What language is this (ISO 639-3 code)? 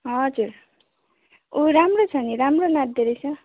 nep